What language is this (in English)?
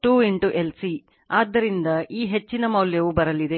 Kannada